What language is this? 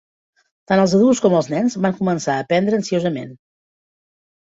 Catalan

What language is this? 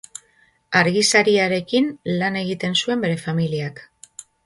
Basque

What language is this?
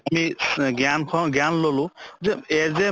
Assamese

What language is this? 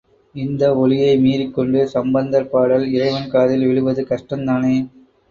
Tamil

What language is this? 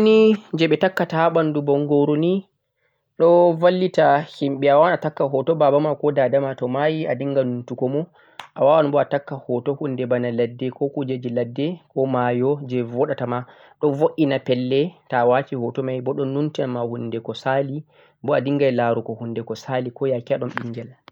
Central-Eastern Niger Fulfulde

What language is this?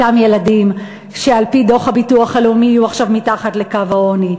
Hebrew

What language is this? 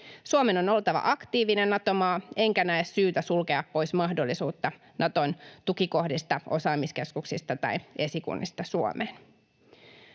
Finnish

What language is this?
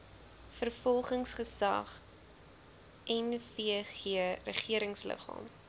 Afrikaans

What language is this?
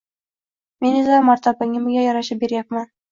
Uzbek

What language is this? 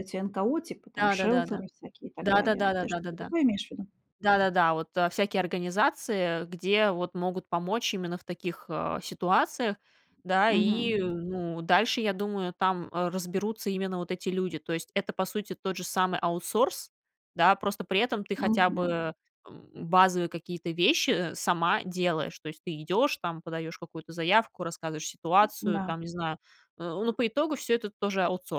Russian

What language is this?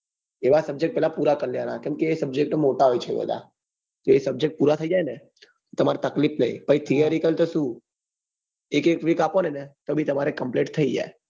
Gujarati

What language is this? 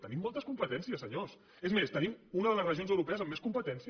Catalan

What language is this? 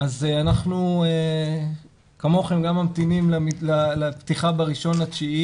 Hebrew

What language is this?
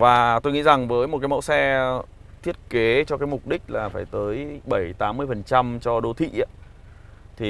Vietnamese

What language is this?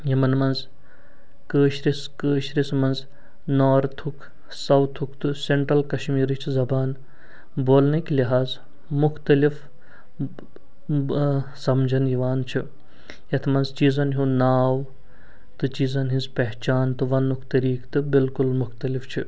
Kashmiri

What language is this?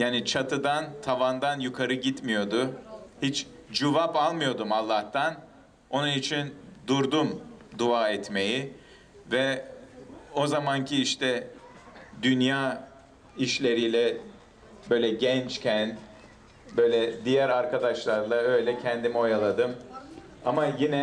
Turkish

